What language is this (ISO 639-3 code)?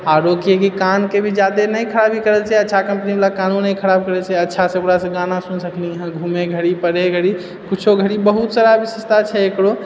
mai